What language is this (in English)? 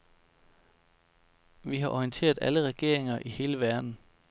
Danish